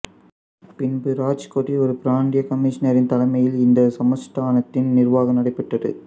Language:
Tamil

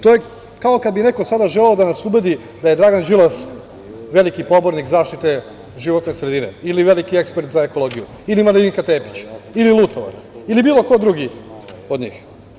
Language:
Serbian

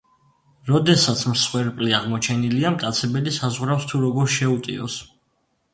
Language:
Georgian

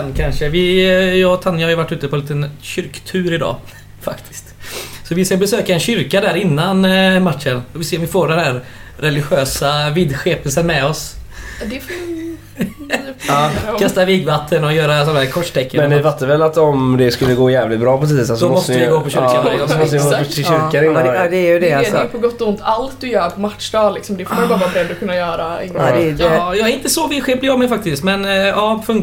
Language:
Swedish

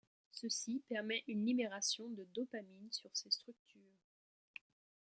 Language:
French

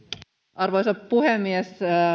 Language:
Finnish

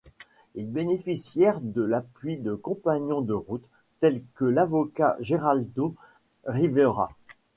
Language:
French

